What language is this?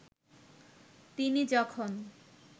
Bangla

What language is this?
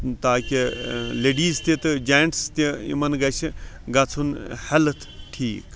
Kashmiri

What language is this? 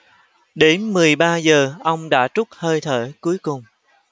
Vietnamese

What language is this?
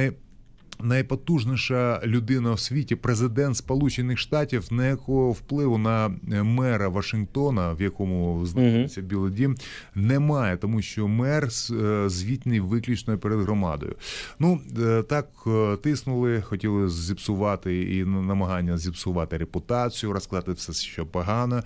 Ukrainian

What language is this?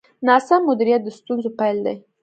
Pashto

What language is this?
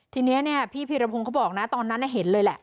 Thai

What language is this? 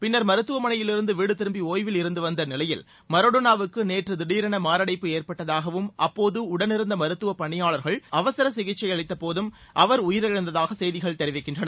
Tamil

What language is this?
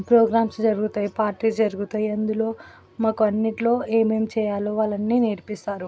Telugu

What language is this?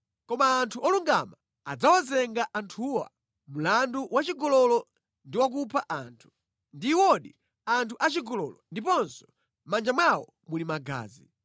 Nyanja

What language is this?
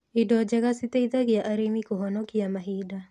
Kikuyu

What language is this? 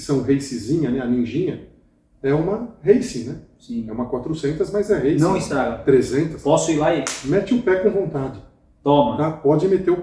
Portuguese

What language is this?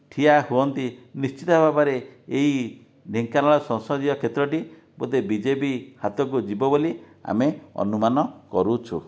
Odia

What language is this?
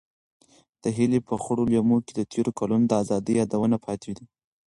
Pashto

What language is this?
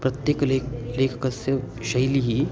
Sanskrit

